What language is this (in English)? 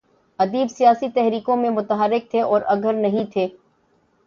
Urdu